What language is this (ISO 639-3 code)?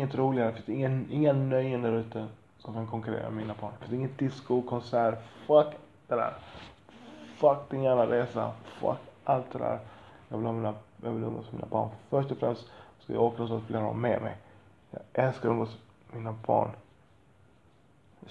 swe